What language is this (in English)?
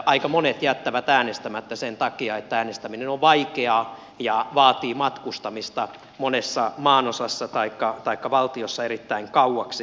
Finnish